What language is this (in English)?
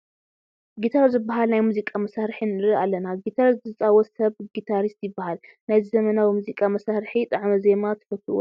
Tigrinya